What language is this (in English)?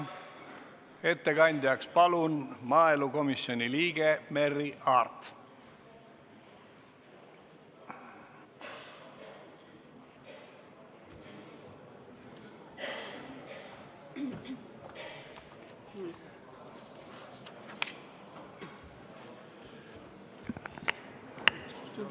Estonian